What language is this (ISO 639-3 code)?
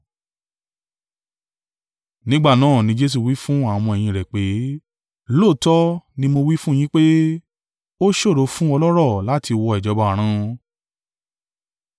yor